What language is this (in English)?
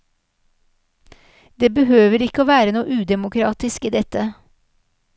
Norwegian